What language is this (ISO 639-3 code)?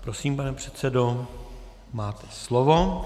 ces